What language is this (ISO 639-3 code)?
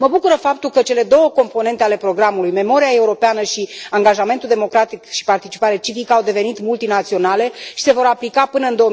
ron